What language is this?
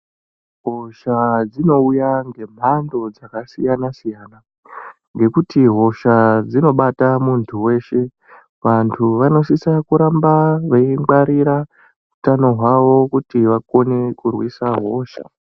Ndau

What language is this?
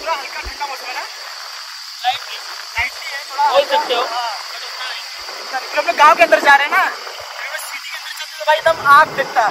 Hindi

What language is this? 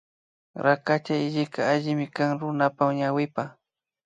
Imbabura Highland Quichua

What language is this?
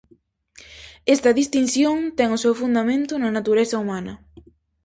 Galician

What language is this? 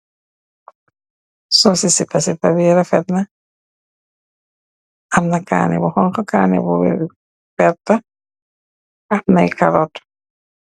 Wolof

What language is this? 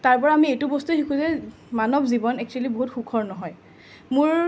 Assamese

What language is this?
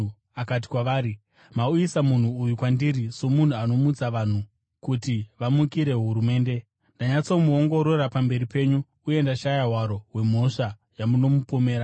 Shona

